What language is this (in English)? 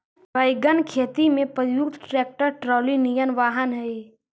Magahi